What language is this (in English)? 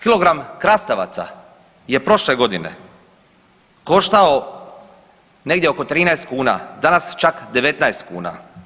Croatian